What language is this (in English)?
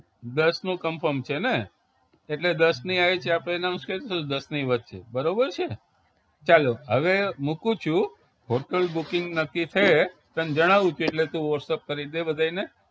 Gujarati